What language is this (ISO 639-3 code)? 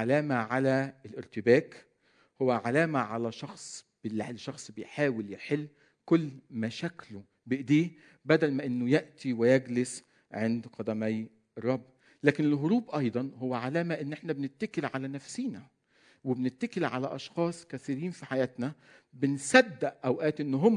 ara